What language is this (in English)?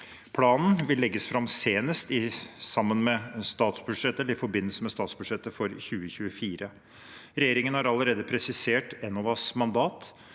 Norwegian